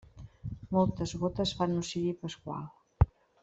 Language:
Catalan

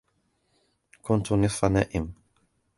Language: Arabic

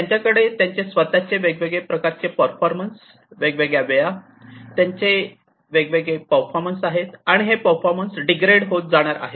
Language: Marathi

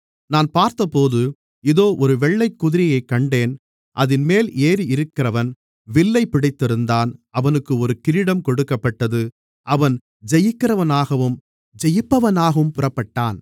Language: Tamil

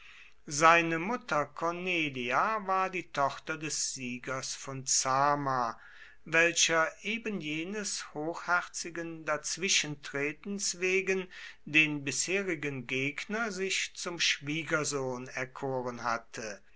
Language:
German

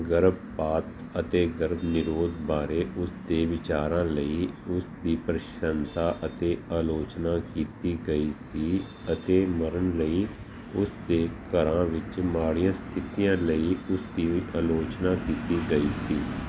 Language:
Punjabi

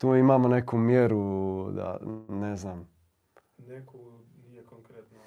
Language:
Croatian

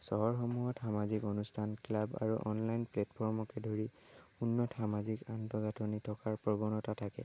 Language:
Assamese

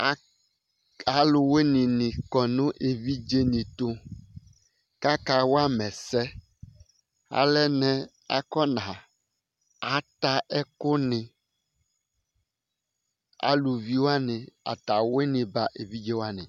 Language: Ikposo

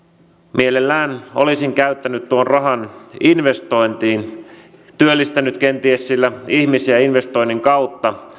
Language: Finnish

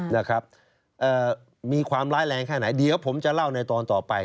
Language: Thai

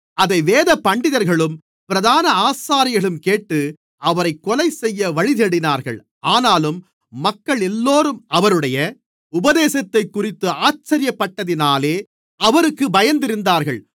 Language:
Tamil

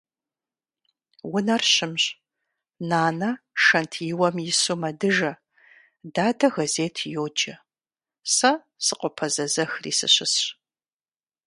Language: Kabardian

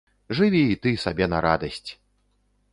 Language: Belarusian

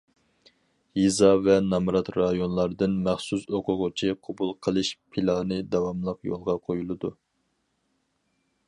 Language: Uyghur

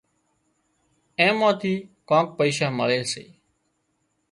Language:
Wadiyara Koli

